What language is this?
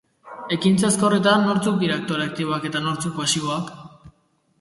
Basque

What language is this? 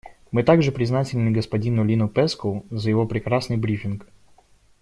Russian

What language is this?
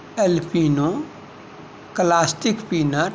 Maithili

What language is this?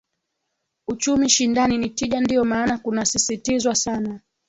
Swahili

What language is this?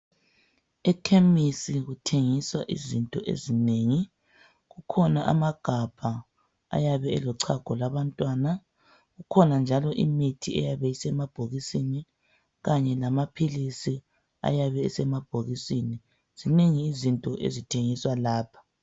North Ndebele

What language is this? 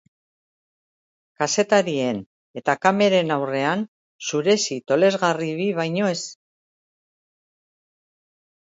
Basque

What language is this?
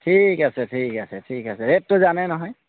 Assamese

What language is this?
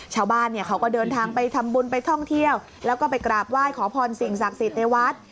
Thai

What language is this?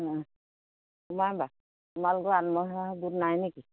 Assamese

